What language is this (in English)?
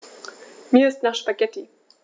German